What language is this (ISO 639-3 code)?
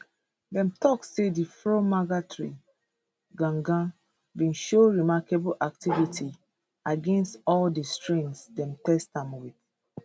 pcm